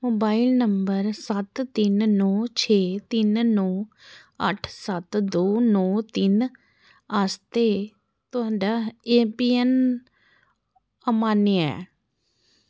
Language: Dogri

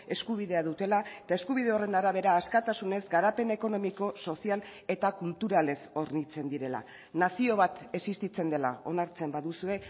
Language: Basque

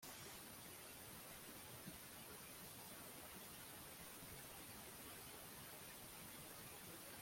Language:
Kinyarwanda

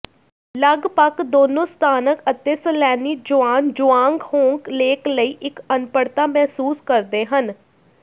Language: Punjabi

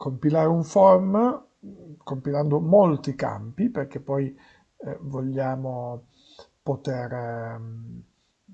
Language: Italian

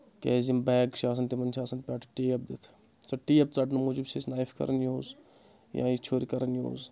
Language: Kashmiri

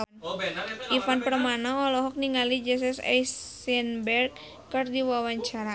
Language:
Sundanese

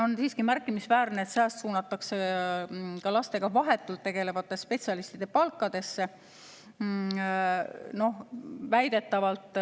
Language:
Estonian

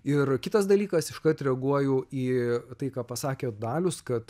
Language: Lithuanian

